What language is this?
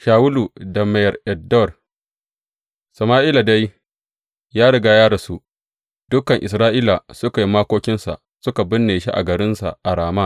Hausa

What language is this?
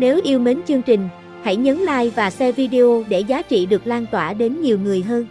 Vietnamese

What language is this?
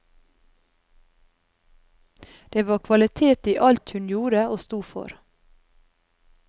Norwegian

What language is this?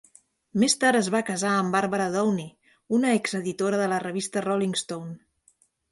Catalan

